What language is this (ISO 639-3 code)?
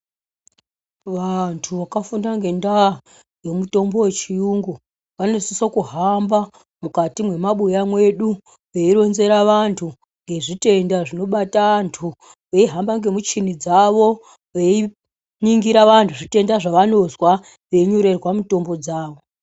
ndc